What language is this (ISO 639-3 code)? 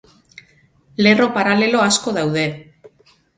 eus